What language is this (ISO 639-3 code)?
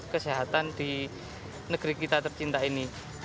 ind